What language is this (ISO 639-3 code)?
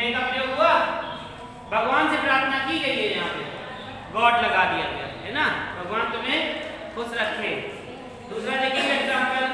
hin